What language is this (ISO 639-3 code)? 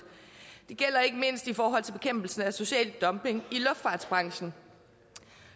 dan